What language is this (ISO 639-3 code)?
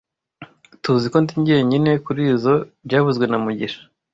kin